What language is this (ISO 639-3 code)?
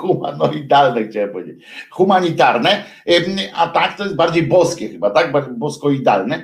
pol